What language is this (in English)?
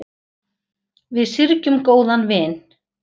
Icelandic